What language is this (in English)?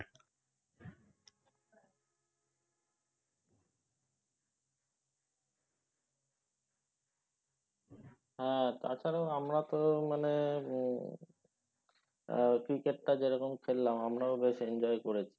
Bangla